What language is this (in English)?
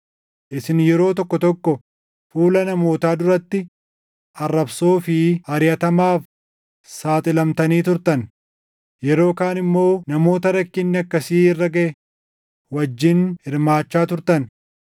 Oromo